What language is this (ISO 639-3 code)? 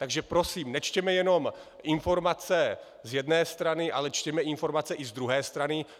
ces